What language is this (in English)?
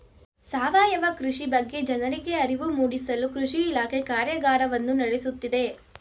Kannada